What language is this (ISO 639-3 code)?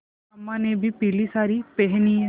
hin